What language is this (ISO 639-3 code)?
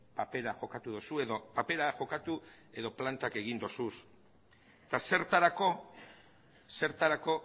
eus